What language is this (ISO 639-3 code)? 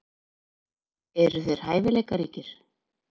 isl